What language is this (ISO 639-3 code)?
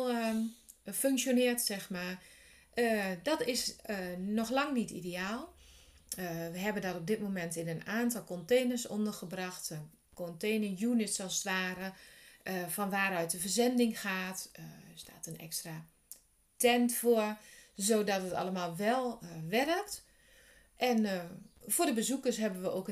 nld